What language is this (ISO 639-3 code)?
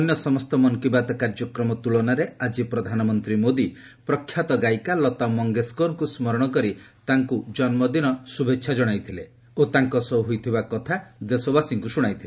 ori